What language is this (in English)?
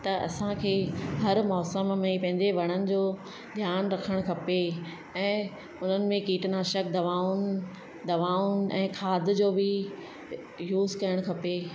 Sindhi